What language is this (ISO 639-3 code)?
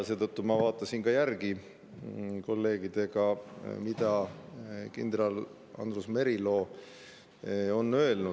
est